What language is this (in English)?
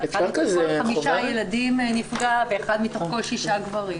Hebrew